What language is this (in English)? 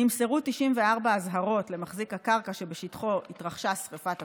Hebrew